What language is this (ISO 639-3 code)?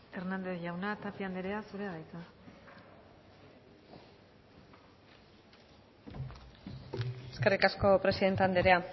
eus